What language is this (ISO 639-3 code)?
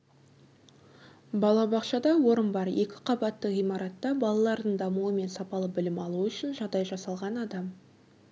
kaz